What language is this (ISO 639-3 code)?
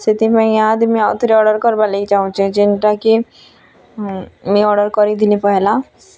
ori